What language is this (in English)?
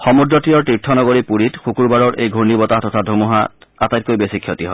Assamese